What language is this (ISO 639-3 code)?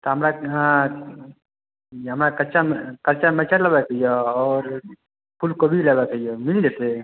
mai